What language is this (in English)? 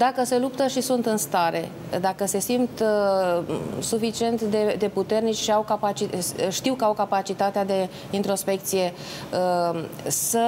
Romanian